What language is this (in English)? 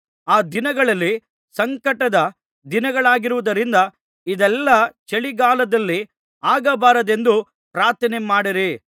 Kannada